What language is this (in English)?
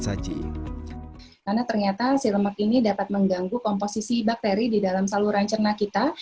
Indonesian